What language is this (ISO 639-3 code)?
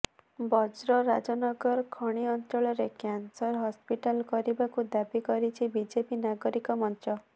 ori